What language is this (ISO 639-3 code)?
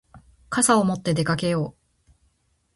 jpn